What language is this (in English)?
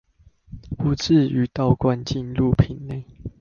Chinese